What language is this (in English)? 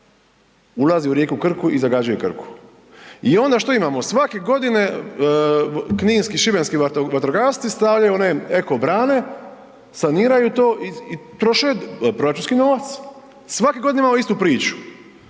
Croatian